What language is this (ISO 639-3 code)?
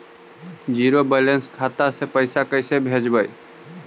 mag